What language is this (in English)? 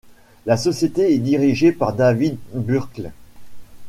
French